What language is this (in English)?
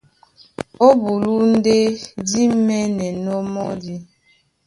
Duala